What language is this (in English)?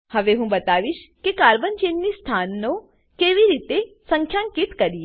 Gujarati